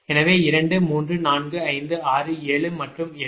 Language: Tamil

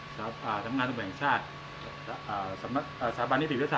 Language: Thai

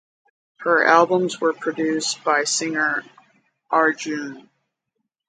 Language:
English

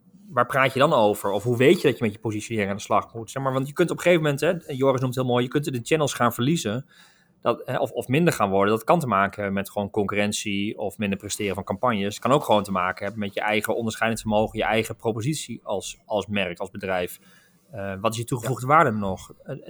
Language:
Dutch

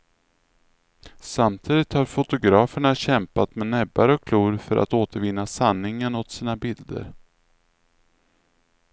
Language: Swedish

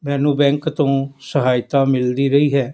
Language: Punjabi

